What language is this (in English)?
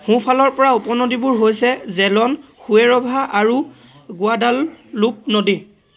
Assamese